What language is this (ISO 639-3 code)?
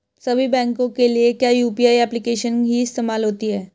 hin